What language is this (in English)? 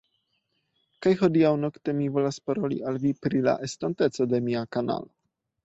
Esperanto